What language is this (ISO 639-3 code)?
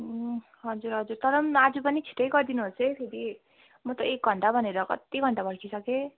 nep